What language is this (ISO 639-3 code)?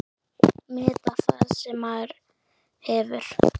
isl